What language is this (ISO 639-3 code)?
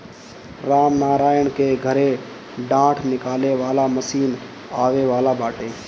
bho